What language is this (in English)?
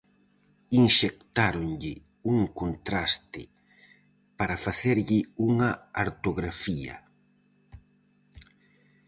Galician